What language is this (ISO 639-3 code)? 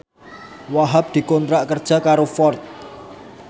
jav